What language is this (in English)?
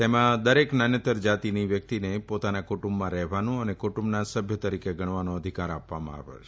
Gujarati